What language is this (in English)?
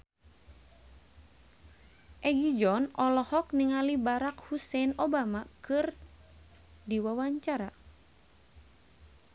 Sundanese